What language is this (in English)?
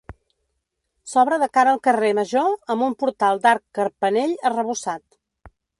Catalan